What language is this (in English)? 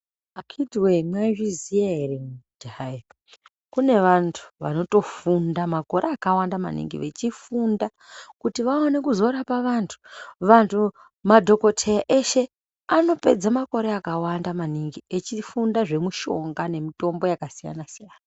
Ndau